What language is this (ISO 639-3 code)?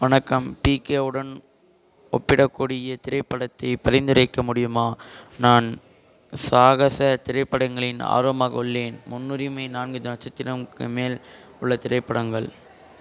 tam